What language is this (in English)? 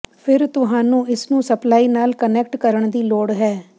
Punjabi